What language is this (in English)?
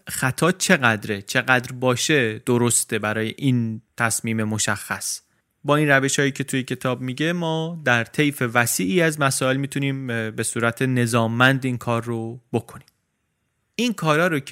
Persian